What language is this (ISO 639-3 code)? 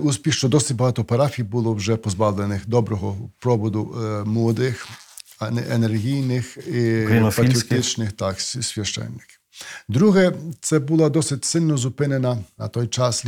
ukr